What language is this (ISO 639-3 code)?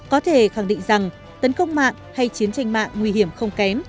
vie